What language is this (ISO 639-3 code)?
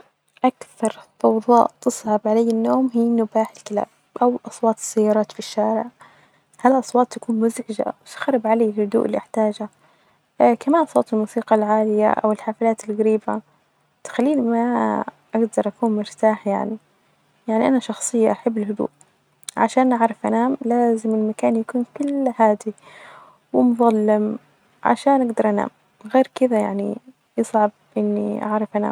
ars